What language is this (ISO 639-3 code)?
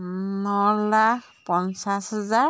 asm